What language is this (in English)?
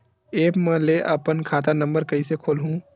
Chhattisgarhi